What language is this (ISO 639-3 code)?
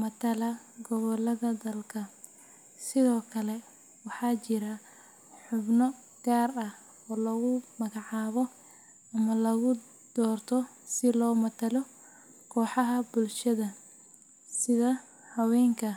som